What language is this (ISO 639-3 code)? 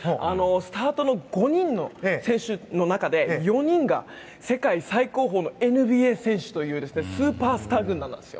jpn